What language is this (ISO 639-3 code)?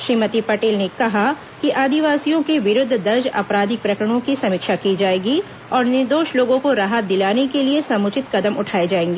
hin